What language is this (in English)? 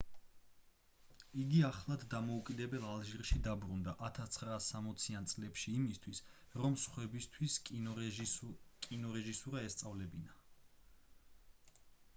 Georgian